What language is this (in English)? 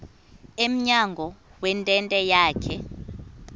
Xhosa